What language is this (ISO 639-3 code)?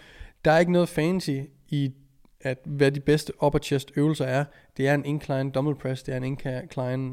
dan